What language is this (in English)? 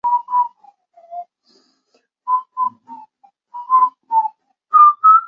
Chinese